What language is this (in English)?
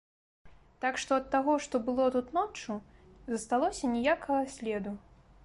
Belarusian